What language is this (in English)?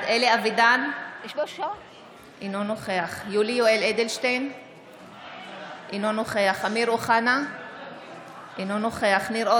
Hebrew